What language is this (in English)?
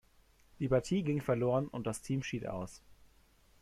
German